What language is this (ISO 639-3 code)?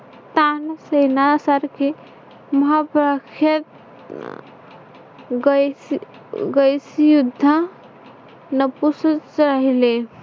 mar